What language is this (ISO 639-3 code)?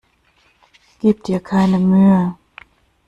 deu